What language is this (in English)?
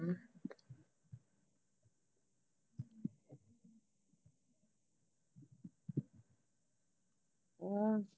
Punjabi